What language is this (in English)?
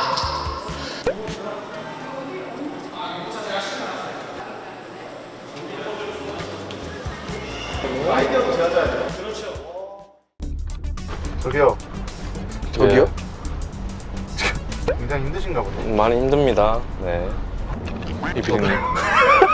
Korean